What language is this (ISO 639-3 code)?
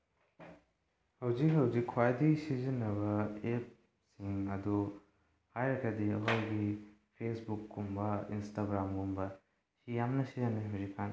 mni